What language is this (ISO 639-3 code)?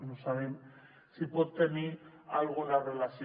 cat